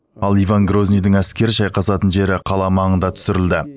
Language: Kazakh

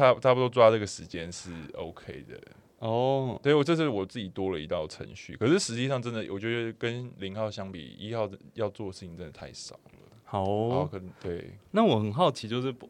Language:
Chinese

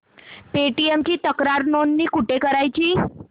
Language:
Marathi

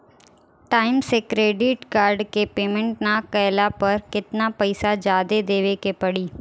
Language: Bhojpuri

